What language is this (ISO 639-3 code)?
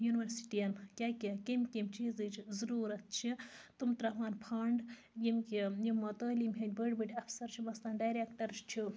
kas